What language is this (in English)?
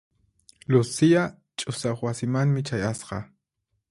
Puno Quechua